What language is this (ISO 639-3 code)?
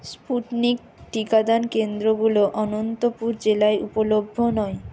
ben